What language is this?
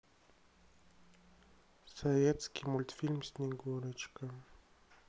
Russian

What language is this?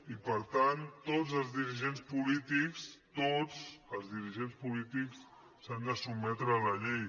Catalan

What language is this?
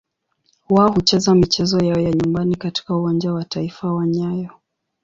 Swahili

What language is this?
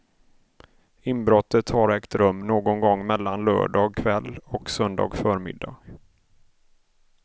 Swedish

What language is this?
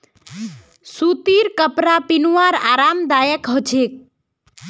Magahi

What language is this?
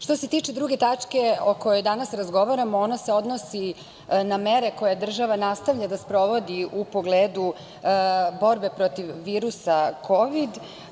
Serbian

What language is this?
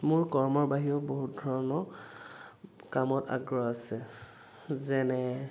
Assamese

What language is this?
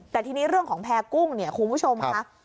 Thai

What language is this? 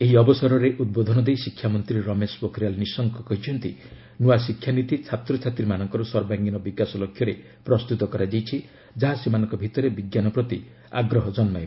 Odia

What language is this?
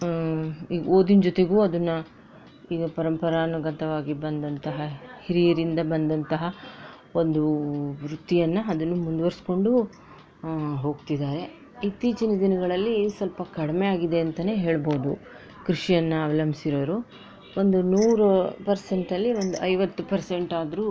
Kannada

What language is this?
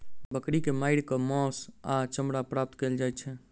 Maithili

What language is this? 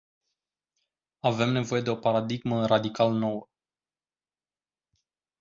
Romanian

